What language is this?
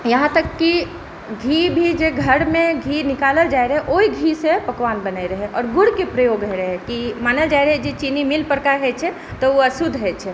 Maithili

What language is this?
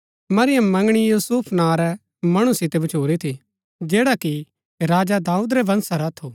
Gaddi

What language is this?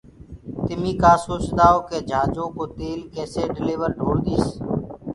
Gurgula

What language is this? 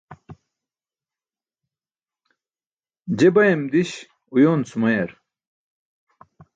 Burushaski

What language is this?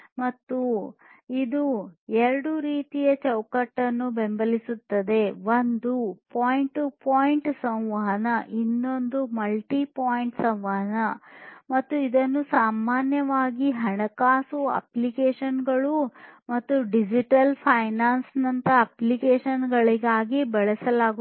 Kannada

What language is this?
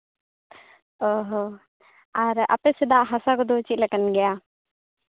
Santali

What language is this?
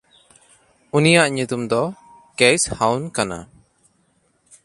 Santali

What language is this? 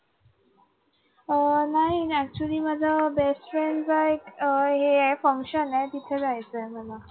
Marathi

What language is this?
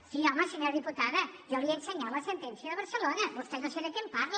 Catalan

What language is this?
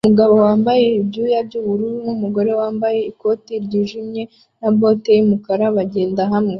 Kinyarwanda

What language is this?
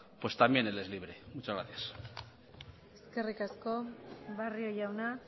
Spanish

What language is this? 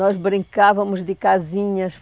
Portuguese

